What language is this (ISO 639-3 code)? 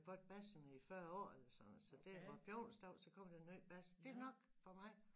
dan